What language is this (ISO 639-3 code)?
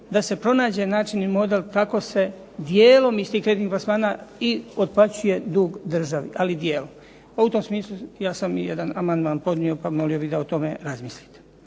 hrv